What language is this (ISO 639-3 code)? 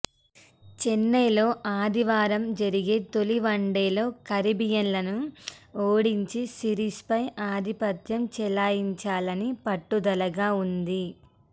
tel